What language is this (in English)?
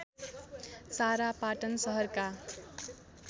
Nepali